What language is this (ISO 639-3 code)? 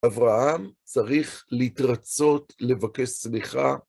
heb